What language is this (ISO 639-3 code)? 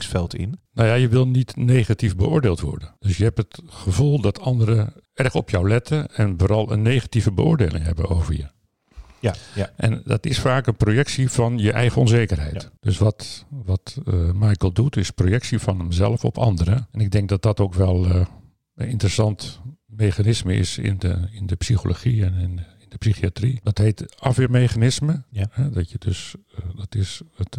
nld